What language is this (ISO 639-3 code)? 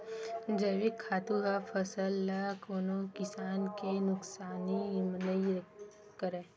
hne